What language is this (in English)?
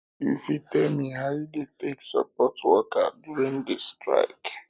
Nigerian Pidgin